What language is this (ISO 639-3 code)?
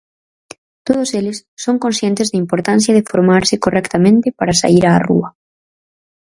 glg